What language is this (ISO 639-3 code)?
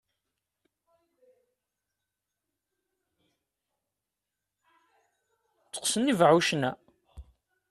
kab